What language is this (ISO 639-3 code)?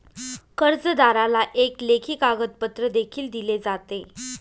mar